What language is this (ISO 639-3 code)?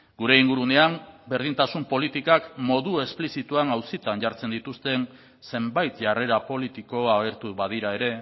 eus